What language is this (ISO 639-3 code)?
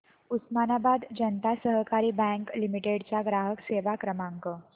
mar